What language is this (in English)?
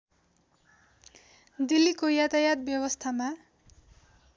Nepali